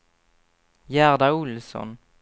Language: Swedish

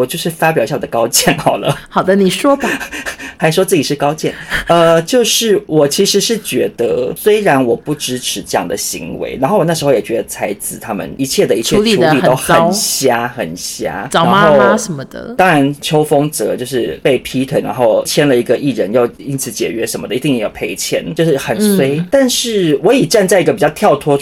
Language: Chinese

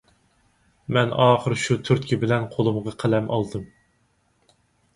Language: Uyghur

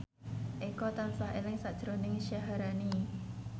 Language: Javanese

